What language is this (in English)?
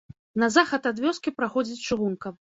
Belarusian